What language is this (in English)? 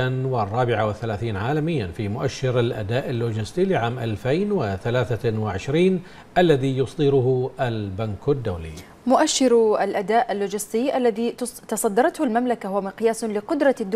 Arabic